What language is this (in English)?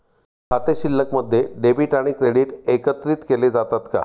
Marathi